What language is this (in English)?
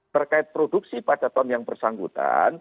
Indonesian